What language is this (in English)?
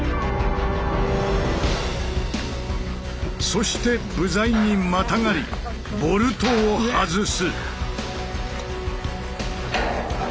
Japanese